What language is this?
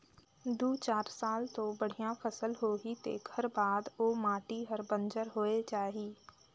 Chhattisgarhi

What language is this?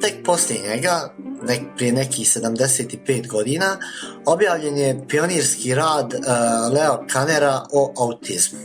Croatian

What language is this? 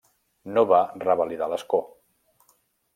Catalan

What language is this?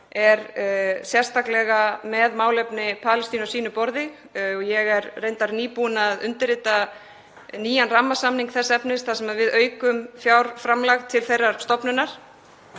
Icelandic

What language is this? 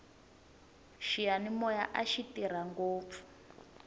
Tsonga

